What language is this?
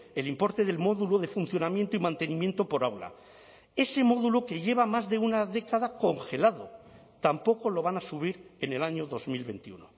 Spanish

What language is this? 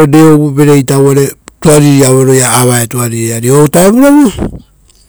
Rotokas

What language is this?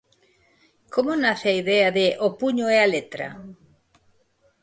Galician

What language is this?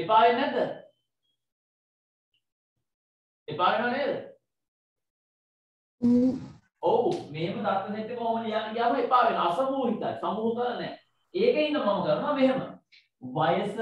Indonesian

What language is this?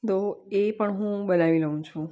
Gujarati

